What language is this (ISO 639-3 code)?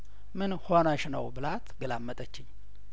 amh